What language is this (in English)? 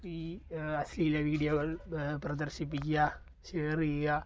Malayalam